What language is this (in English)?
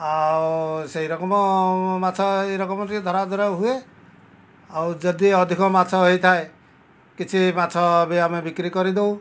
Odia